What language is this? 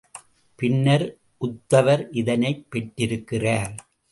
Tamil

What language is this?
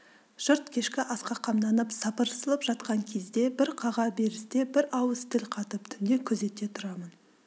Kazakh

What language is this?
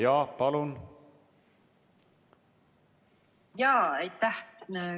Estonian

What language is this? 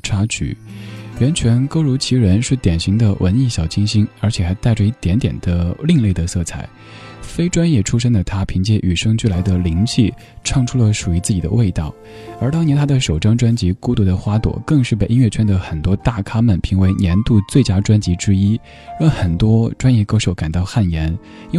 Chinese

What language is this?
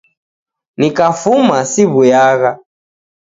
Taita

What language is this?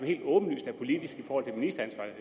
Danish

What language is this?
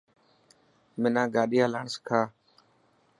Dhatki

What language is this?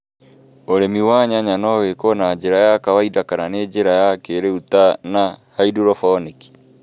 Kikuyu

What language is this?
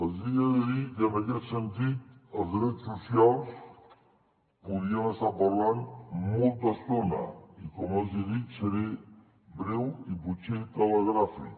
Catalan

